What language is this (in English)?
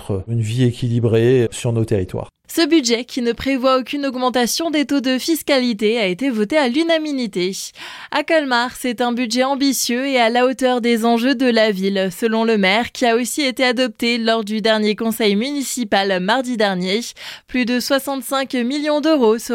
French